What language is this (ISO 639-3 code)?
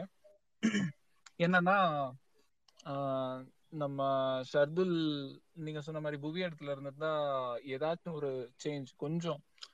tam